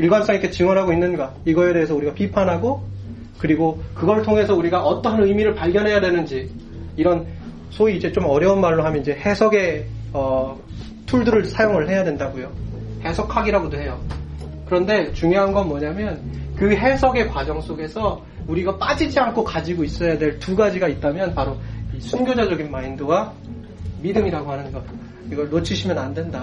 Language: Korean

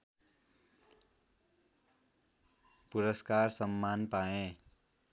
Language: Nepali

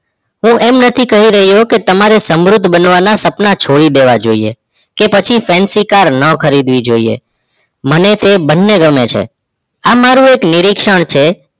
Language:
Gujarati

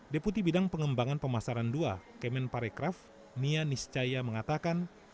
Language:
Indonesian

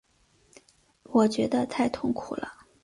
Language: Chinese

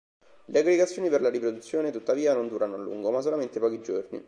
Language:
Italian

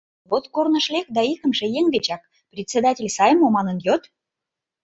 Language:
Mari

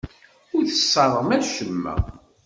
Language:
Kabyle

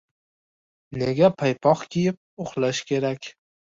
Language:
Uzbek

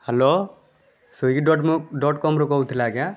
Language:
Odia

